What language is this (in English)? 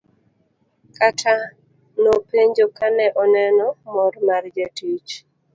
Luo (Kenya and Tanzania)